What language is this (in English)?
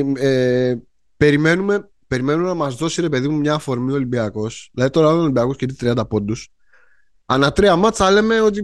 Greek